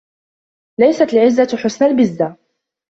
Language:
Arabic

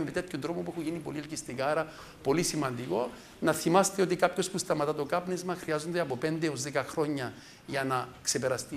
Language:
Greek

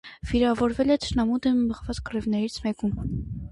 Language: Armenian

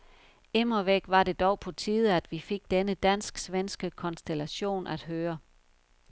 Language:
Danish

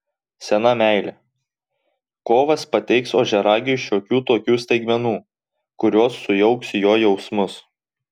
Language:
Lithuanian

